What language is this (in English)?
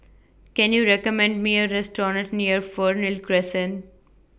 English